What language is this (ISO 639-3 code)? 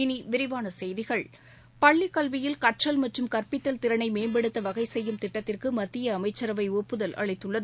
tam